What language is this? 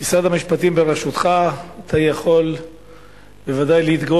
Hebrew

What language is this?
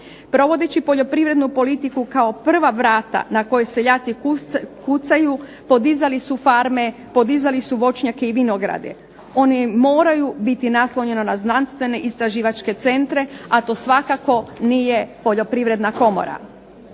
Croatian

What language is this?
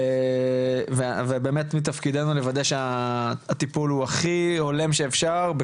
Hebrew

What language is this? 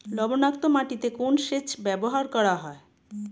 Bangla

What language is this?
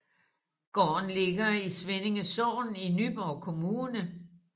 Danish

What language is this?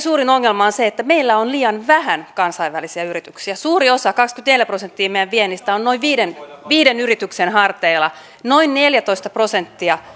Finnish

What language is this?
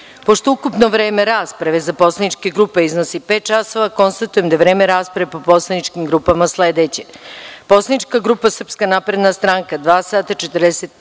Serbian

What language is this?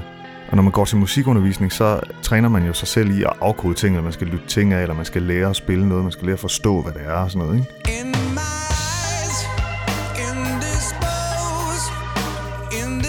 Danish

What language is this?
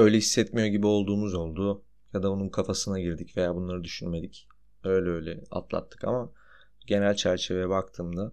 Turkish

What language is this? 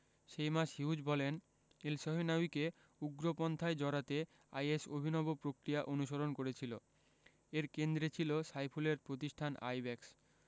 Bangla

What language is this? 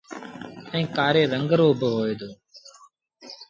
Sindhi Bhil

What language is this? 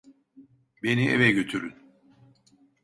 Turkish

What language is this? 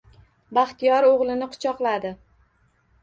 Uzbek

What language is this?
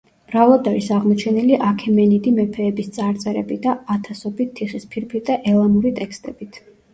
Georgian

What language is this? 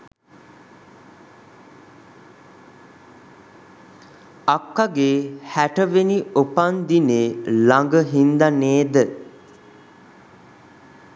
Sinhala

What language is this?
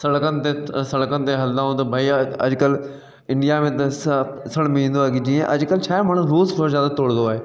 Sindhi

